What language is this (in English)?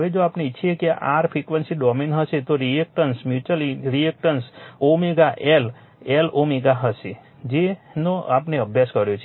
Gujarati